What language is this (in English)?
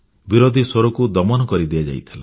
Odia